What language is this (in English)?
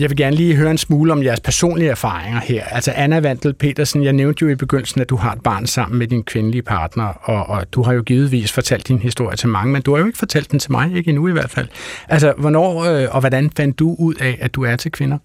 Danish